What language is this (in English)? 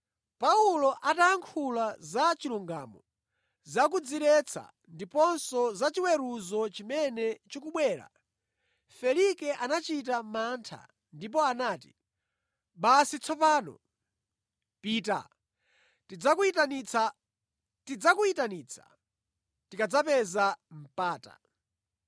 Nyanja